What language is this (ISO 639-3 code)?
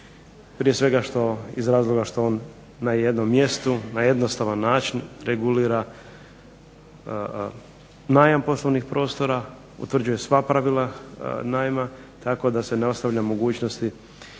hrv